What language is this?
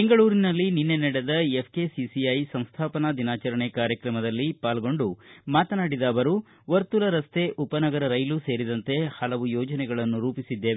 Kannada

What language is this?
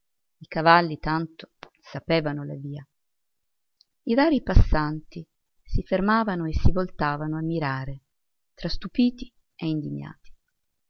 Italian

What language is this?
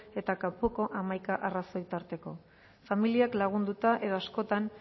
Basque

